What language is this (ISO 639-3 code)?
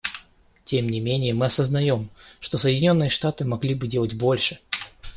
rus